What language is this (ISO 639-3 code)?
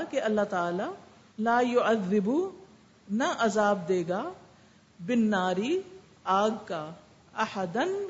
urd